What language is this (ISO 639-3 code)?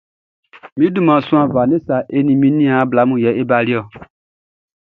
bci